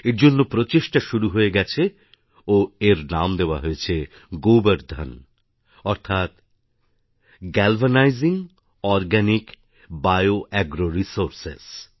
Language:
Bangla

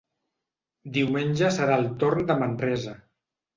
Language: Catalan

